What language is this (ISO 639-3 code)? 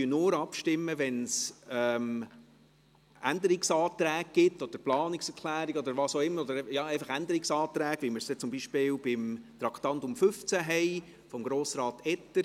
gsw